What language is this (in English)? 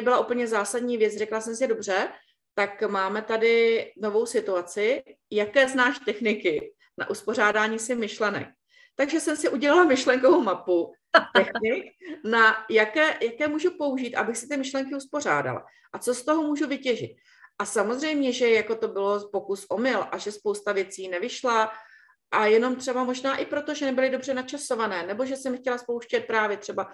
Czech